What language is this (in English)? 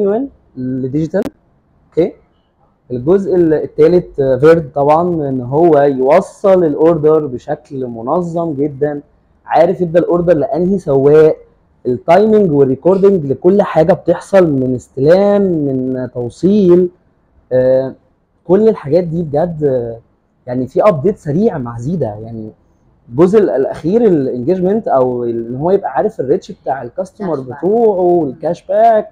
Arabic